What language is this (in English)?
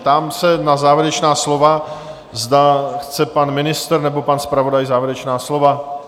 Czech